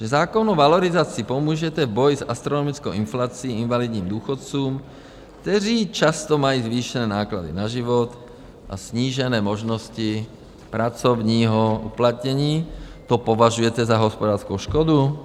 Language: Czech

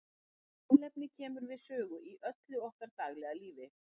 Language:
Icelandic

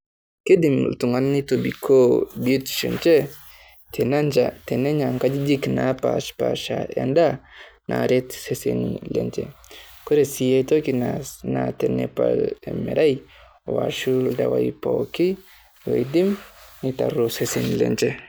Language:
Masai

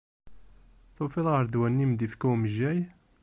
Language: Kabyle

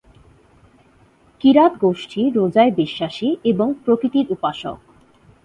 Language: Bangla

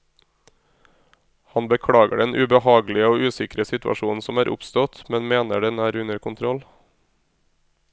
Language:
Norwegian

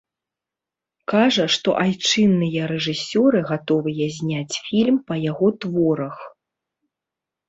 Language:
Belarusian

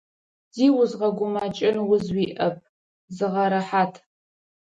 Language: Adyghe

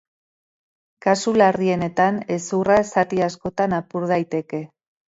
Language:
Basque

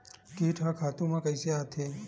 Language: Chhattisgarhi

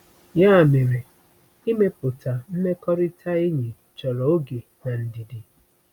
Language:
Igbo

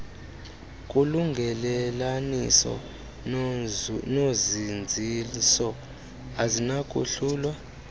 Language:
Xhosa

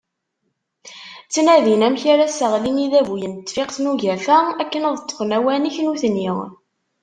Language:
Kabyle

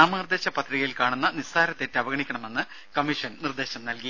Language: Malayalam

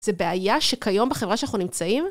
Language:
Hebrew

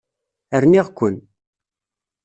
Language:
Kabyle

